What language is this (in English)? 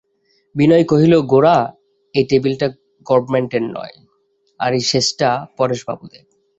Bangla